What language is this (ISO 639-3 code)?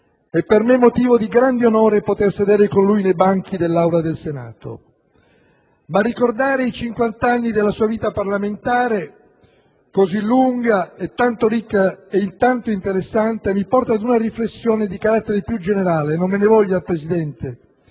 ita